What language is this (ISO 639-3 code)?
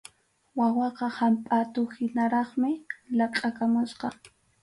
qxu